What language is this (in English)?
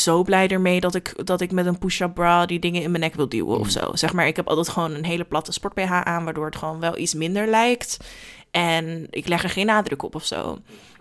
Dutch